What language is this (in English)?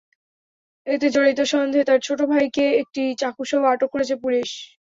Bangla